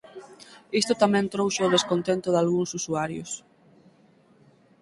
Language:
Galician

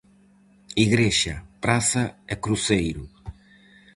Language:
Galician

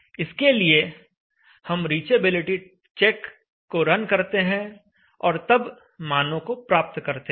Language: Hindi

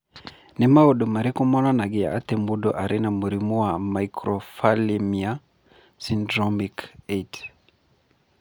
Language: Kikuyu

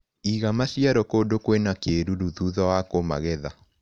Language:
Kikuyu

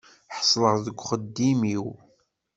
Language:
Kabyle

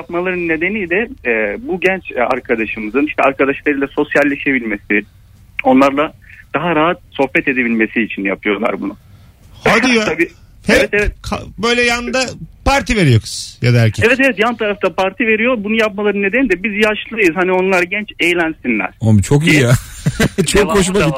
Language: Turkish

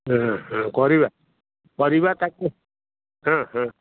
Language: Odia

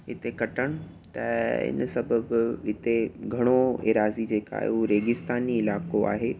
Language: Sindhi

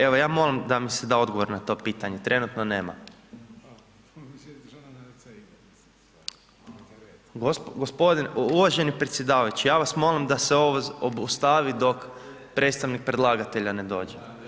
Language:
Croatian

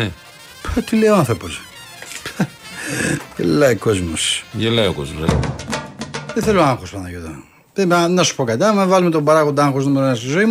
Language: Greek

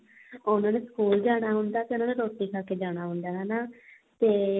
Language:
Punjabi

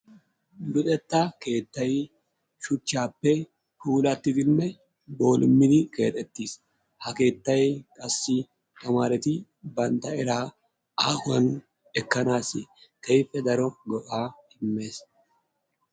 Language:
Wolaytta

